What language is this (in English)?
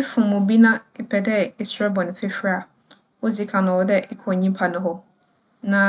Akan